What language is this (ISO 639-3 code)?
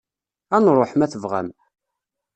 kab